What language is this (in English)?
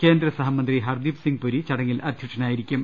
Malayalam